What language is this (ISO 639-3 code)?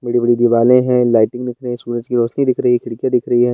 hin